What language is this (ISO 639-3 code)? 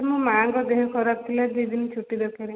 ori